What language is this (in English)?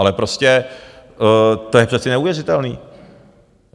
Czech